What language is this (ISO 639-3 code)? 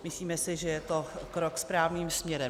ces